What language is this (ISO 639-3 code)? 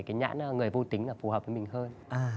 vie